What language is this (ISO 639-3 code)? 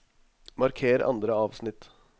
nor